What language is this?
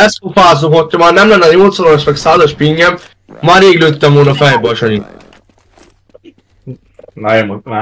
Hungarian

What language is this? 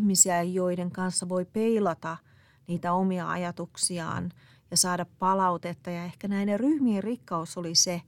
Finnish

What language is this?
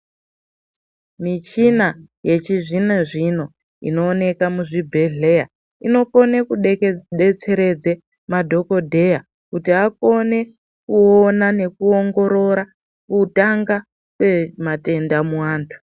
Ndau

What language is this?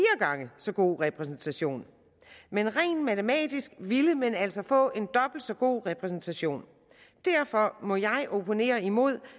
Danish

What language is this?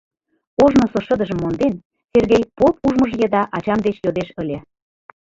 Mari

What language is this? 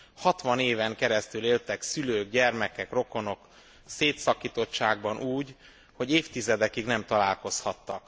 Hungarian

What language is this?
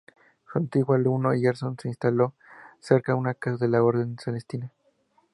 Spanish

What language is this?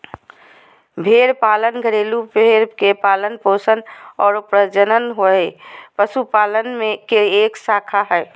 Magahi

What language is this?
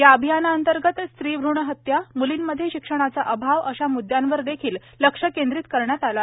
Marathi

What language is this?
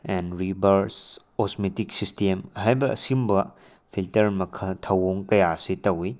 Manipuri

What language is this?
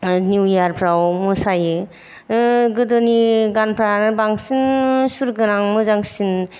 Bodo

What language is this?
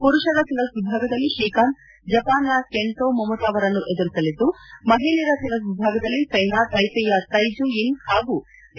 Kannada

